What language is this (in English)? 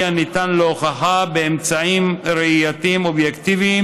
Hebrew